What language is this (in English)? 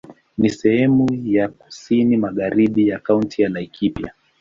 Swahili